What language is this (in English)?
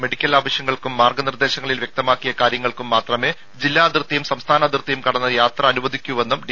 Malayalam